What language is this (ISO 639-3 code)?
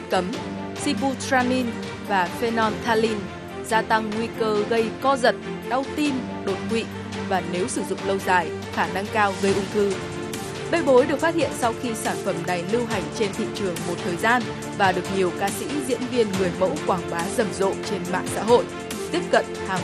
vie